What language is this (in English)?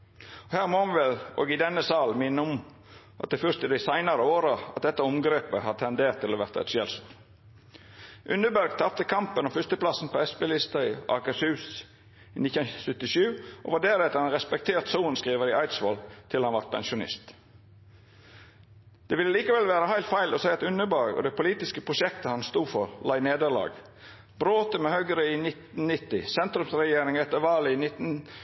Norwegian Nynorsk